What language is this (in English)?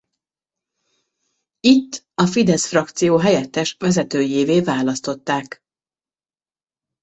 Hungarian